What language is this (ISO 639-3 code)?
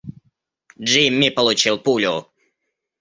rus